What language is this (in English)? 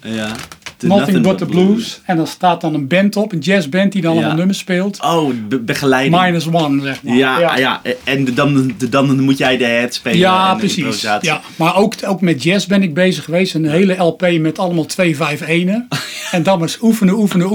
Dutch